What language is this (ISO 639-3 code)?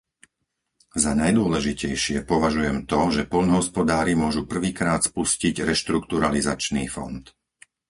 slk